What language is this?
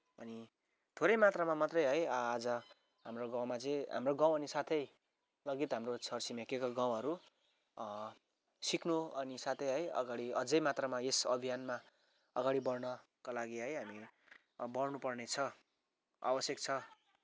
Nepali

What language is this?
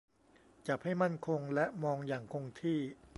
Thai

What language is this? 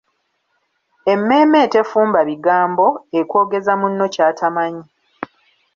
Ganda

